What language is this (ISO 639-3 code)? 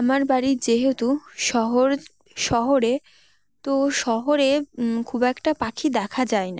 ben